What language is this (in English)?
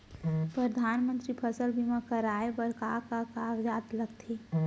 Chhattisgarhi